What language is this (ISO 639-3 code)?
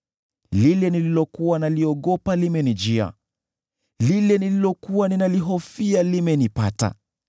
swa